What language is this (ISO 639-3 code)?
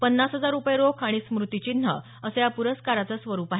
mar